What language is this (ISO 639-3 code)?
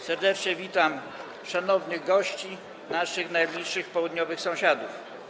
pol